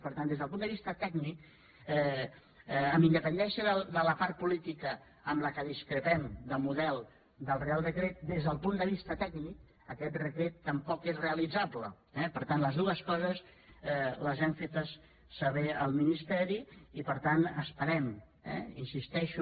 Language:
Catalan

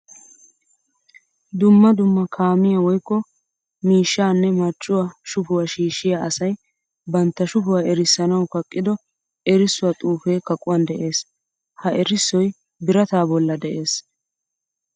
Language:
Wolaytta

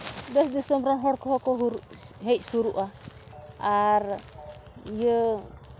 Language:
Santali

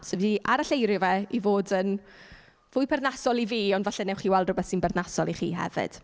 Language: Welsh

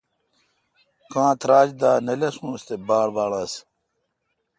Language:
Kalkoti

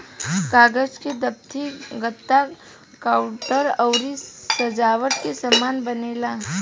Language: Bhojpuri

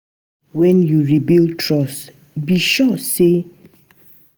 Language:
Nigerian Pidgin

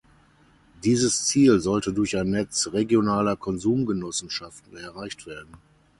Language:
German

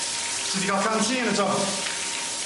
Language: Welsh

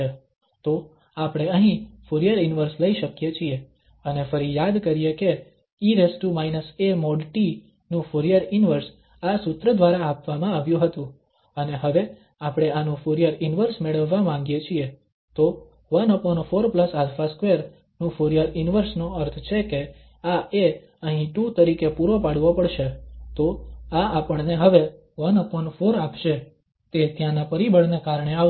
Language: Gujarati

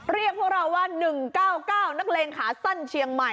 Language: Thai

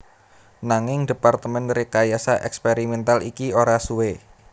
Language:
Javanese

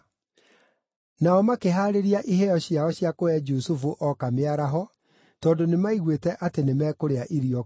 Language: Kikuyu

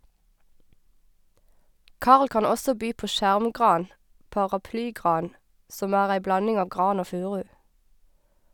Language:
Norwegian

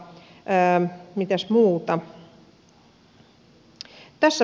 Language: Finnish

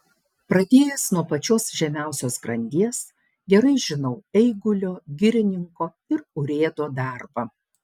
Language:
Lithuanian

